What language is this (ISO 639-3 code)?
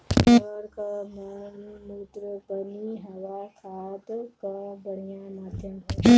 bho